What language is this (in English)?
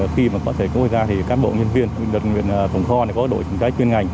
Vietnamese